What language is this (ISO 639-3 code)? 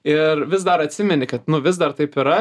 lit